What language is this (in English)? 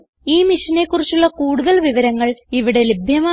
Malayalam